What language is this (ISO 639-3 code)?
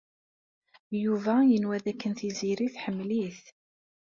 kab